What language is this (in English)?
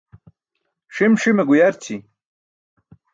Burushaski